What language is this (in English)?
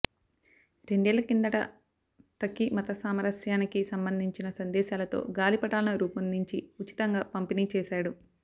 Telugu